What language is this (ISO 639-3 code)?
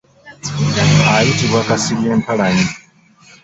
lug